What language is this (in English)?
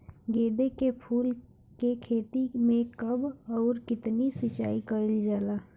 Bhojpuri